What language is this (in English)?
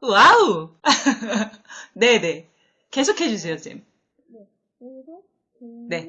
Korean